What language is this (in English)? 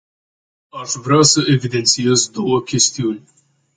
Romanian